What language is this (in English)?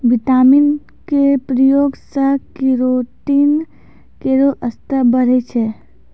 Maithili